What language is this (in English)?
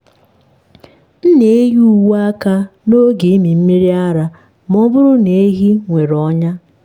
Igbo